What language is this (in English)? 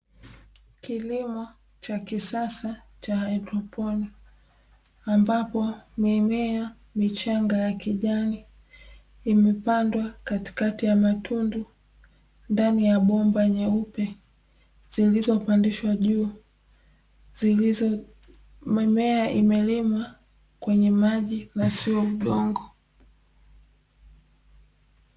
Swahili